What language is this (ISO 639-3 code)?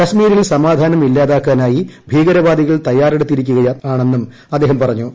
mal